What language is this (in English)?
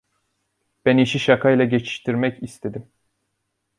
Turkish